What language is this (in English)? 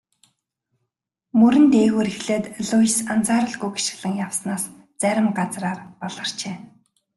Mongolian